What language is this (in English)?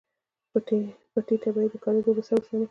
Pashto